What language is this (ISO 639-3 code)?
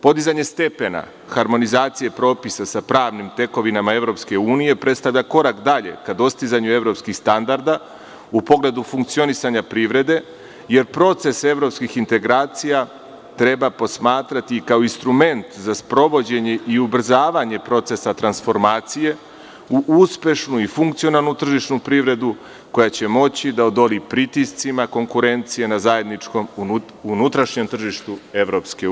srp